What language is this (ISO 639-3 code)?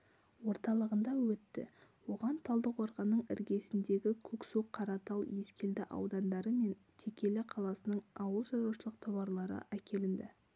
kaz